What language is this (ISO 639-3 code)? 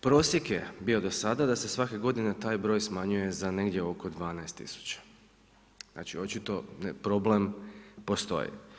hrv